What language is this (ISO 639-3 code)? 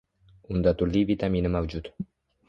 uzb